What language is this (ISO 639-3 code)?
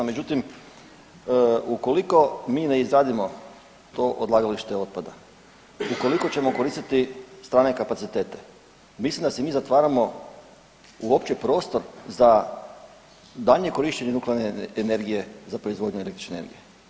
hrv